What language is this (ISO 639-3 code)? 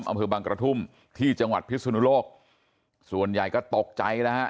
tha